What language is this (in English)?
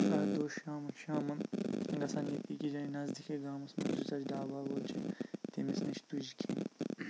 Kashmiri